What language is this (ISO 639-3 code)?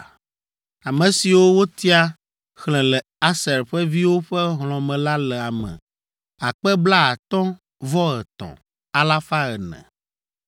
ewe